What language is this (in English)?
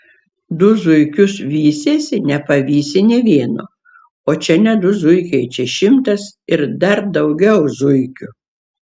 Lithuanian